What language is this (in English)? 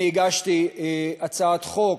Hebrew